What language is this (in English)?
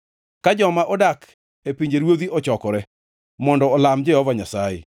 Luo (Kenya and Tanzania)